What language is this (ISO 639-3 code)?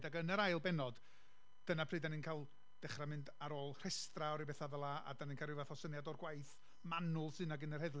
cym